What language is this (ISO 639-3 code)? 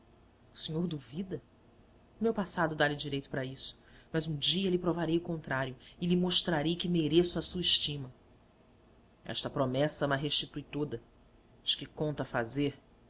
por